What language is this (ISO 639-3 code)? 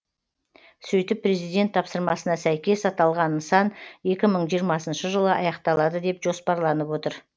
kaz